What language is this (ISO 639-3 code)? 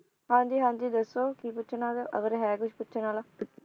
pan